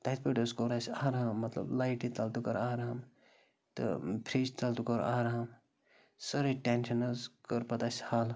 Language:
Kashmiri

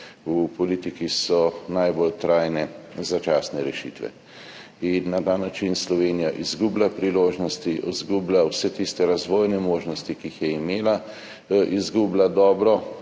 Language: Slovenian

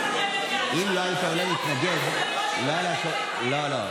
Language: Hebrew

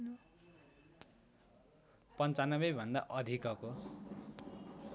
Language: Nepali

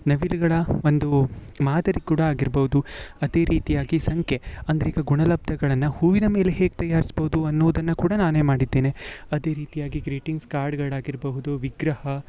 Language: Kannada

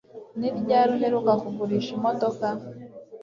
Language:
Kinyarwanda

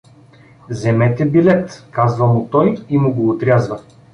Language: Bulgarian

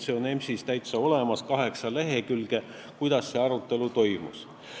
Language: Estonian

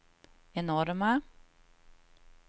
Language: Swedish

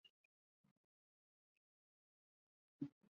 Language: Chinese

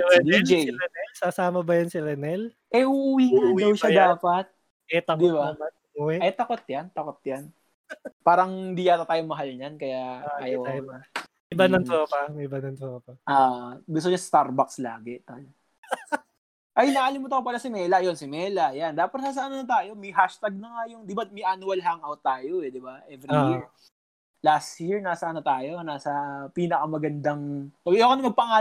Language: Filipino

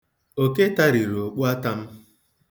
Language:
Igbo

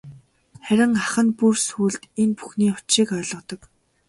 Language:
Mongolian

